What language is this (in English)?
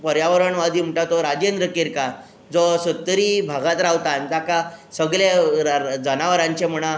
Konkani